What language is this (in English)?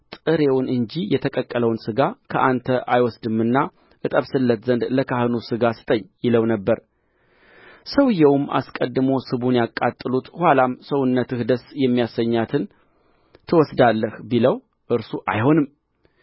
Amharic